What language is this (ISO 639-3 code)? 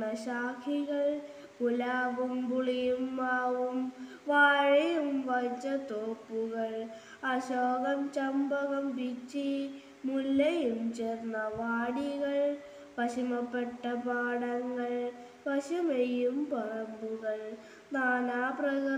ron